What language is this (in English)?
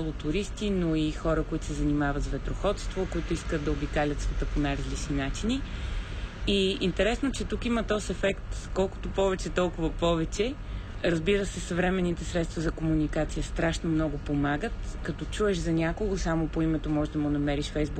Bulgarian